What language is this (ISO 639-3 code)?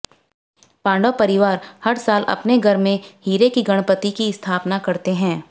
hin